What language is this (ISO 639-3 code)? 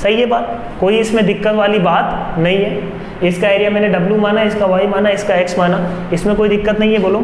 hin